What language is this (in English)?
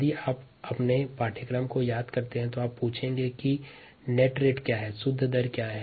Hindi